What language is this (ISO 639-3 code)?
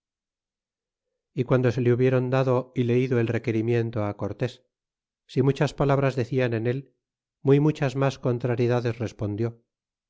spa